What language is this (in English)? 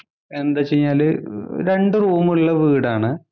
Malayalam